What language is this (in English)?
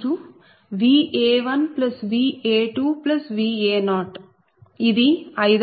Telugu